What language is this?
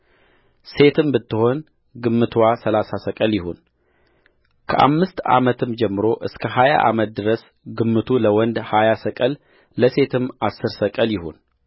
Amharic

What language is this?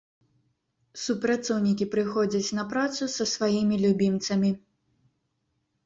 Belarusian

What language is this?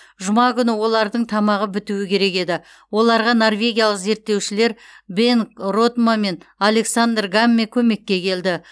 Kazakh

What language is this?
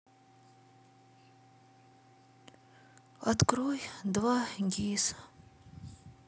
Russian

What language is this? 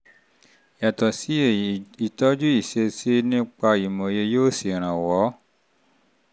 Yoruba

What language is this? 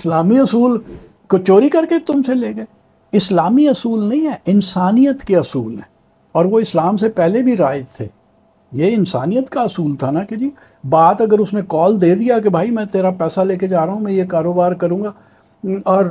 Urdu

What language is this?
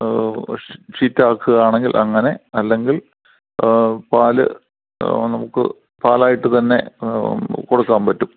Malayalam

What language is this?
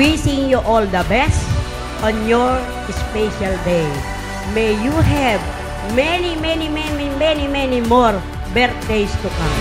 Filipino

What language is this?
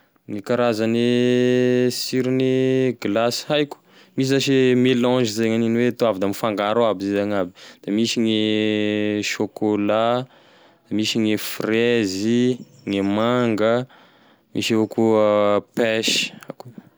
Tesaka Malagasy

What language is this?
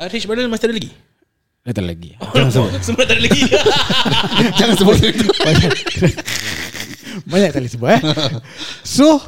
Malay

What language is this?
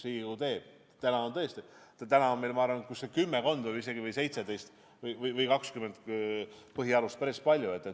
Estonian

